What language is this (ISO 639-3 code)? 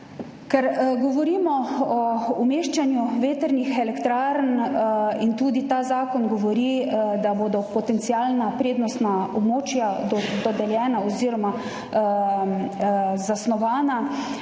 slv